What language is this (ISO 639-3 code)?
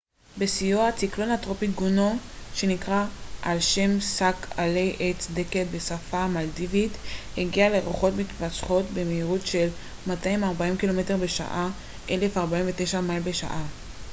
heb